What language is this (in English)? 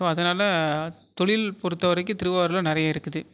Tamil